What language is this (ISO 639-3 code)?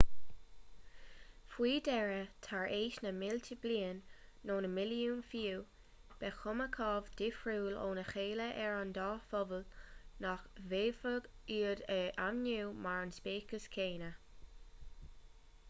gle